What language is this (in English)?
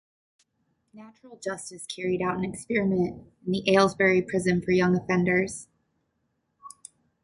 English